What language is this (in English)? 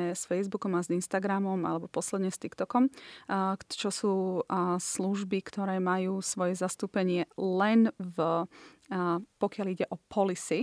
Slovak